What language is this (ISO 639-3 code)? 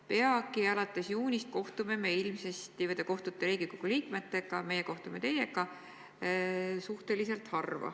est